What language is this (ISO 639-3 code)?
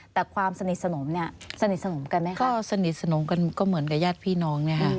tha